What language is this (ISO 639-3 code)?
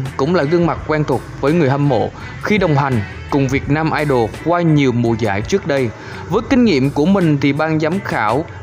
vie